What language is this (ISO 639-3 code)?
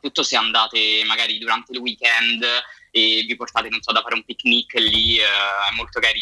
ita